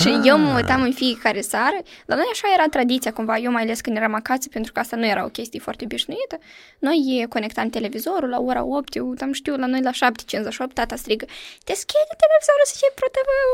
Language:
Romanian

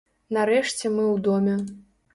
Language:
Belarusian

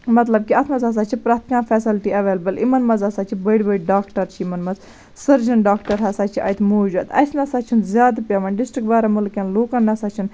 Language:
Kashmiri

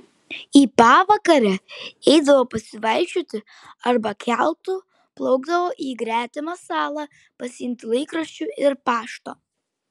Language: Lithuanian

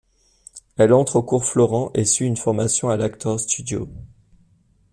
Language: French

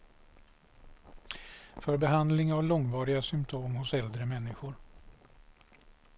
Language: Swedish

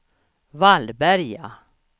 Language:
Swedish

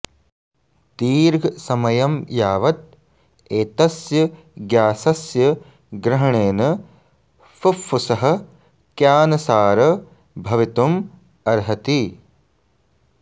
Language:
Sanskrit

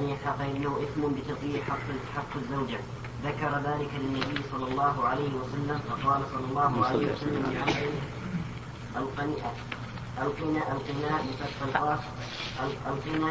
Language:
Arabic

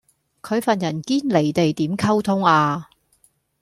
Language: Cantonese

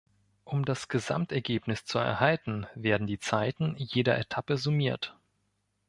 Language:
German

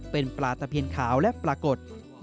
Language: Thai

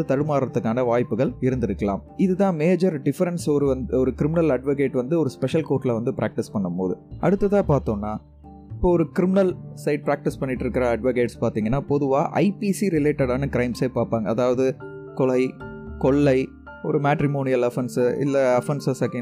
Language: Tamil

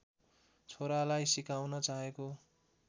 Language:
Nepali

